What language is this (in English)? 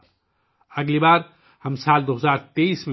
Urdu